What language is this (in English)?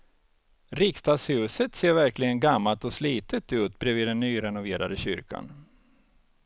Swedish